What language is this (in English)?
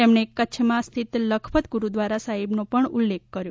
Gujarati